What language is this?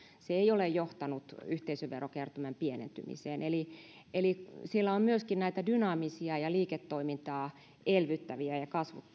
Finnish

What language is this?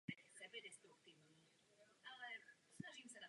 Czech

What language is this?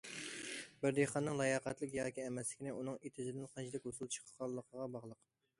Uyghur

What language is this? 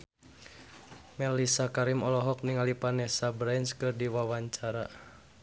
Sundanese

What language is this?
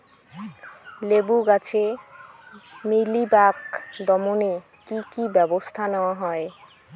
Bangla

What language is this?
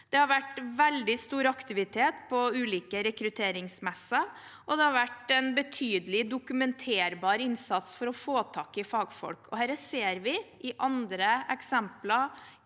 Norwegian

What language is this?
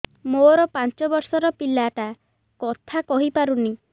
Odia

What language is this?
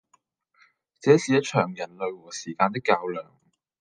Cantonese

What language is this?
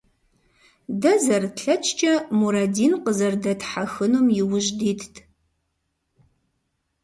Kabardian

